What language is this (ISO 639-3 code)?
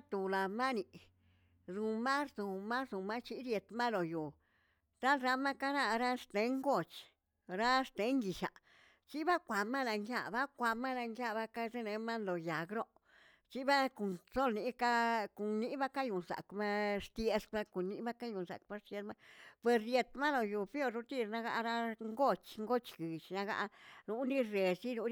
zts